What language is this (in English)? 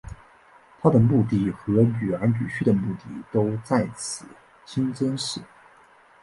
Chinese